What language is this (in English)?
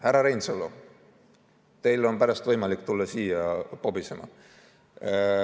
Estonian